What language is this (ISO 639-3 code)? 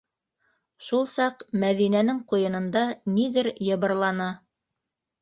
bak